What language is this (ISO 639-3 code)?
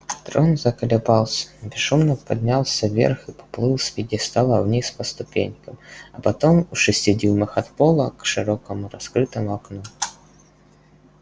rus